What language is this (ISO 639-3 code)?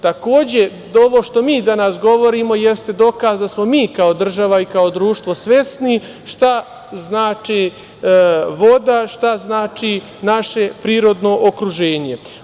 srp